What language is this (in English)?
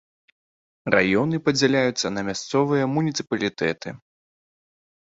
Belarusian